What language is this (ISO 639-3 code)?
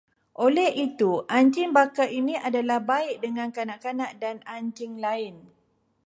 msa